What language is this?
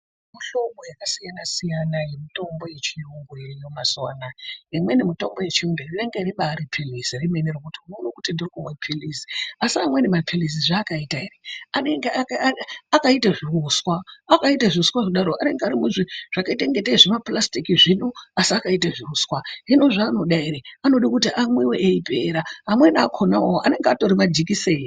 Ndau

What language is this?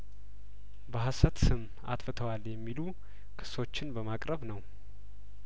Amharic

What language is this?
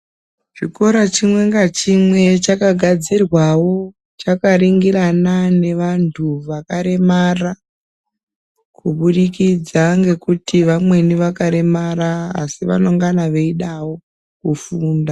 Ndau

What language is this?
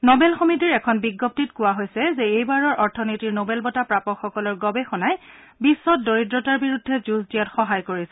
Assamese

